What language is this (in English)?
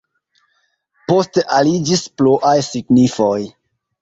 Esperanto